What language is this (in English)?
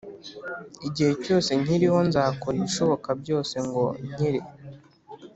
Kinyarwanda